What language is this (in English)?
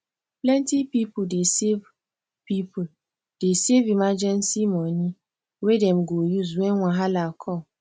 Nigerian Pidgin